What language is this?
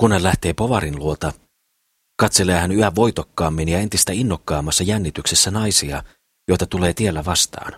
Finnish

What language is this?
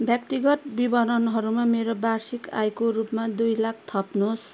Nepali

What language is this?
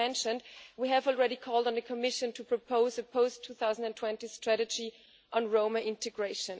English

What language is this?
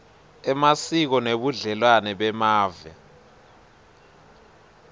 Swati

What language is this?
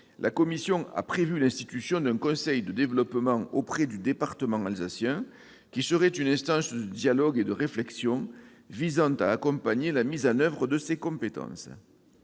French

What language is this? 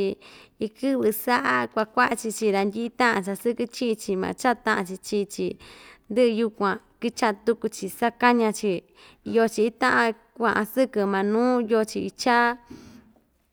Ixtayutla Mixtec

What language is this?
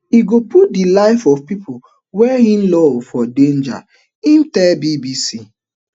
Nigerian Pidgin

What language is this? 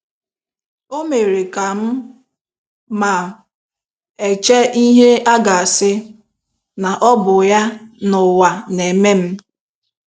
Igbo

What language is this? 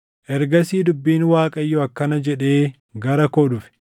Oromo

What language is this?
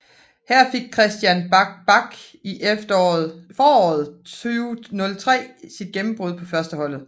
Danish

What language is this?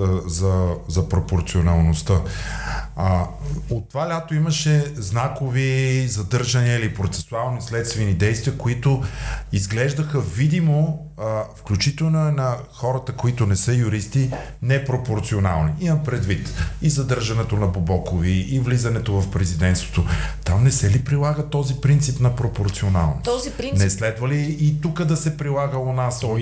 Bulgarian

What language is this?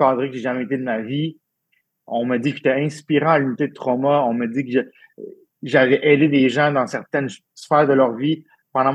French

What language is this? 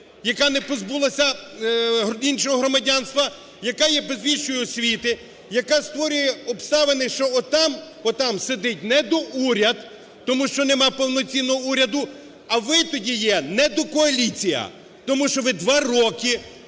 Ukrainian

